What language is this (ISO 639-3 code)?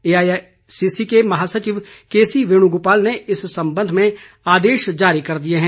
hin